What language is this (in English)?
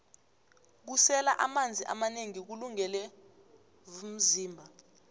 South Ndebele